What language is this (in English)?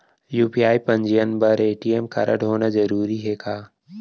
Chhattisgarhi